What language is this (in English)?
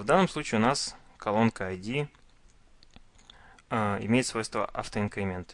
Russian